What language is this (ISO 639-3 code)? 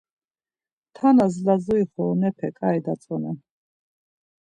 lzz